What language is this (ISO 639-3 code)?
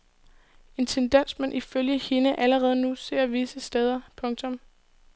dan